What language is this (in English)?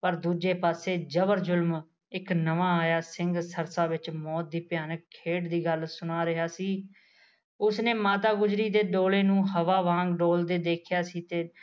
Punjabi